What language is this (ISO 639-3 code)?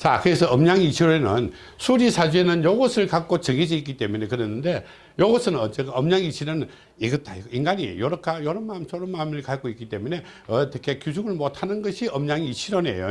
kor